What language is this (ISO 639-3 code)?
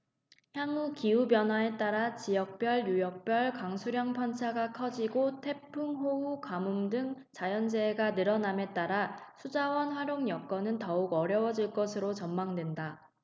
kor